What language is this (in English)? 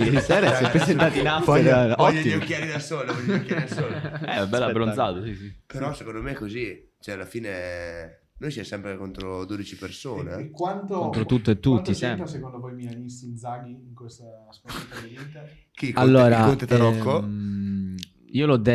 Italian